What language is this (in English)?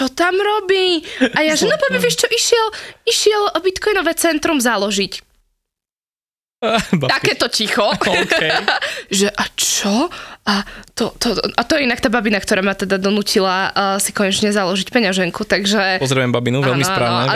Slovak